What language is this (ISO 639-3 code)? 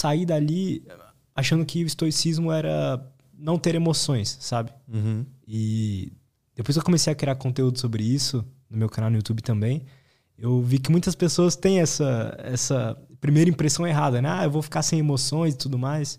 por